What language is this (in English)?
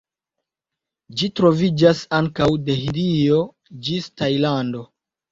Esperanto